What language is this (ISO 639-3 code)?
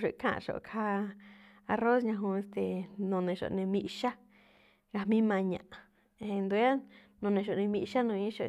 tcf